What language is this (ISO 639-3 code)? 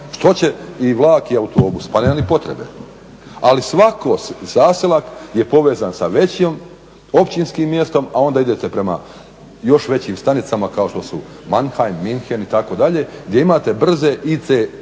hrv